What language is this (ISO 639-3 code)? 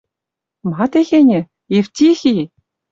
mrj